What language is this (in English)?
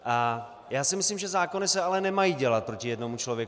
Czech